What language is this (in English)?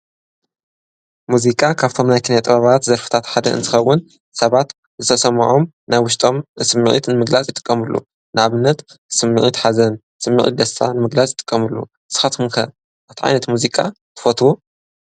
Tigrinya